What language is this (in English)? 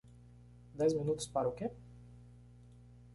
Portuguese